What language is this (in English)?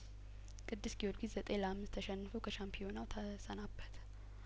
Amharic